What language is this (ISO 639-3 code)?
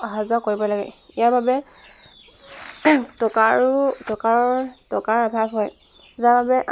asm